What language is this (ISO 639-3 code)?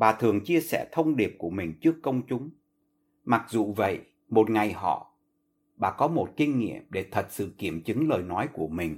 vie